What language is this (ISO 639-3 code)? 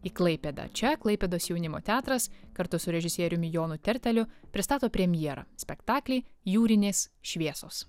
lit